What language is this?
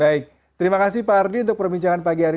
Indonesian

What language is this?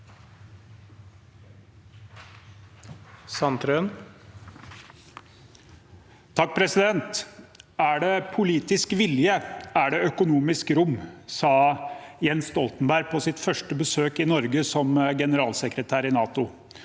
Norwegian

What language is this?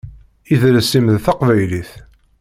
Kabyle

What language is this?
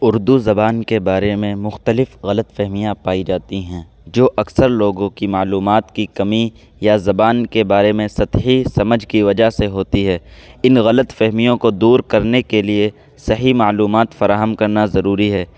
Urdu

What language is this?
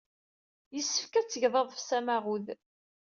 Kabyle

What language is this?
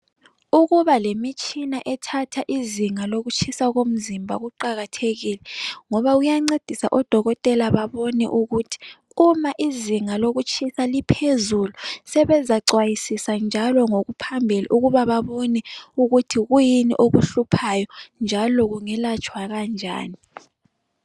North Ndebele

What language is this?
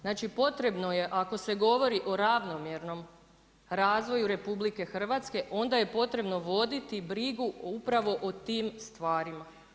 Croatian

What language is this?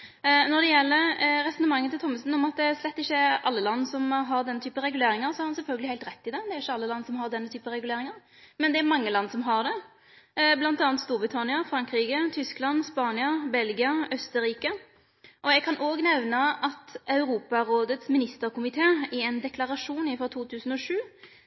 Norwegian Nynorsk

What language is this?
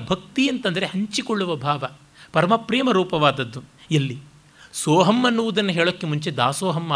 Kannada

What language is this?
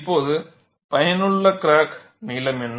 Tamil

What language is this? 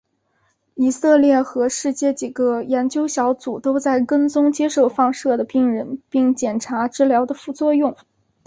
Chinese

